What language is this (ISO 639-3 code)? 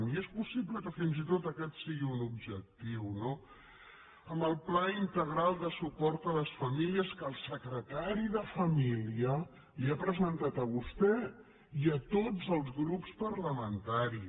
cat